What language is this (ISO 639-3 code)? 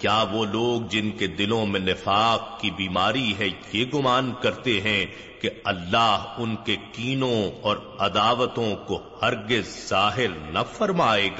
urd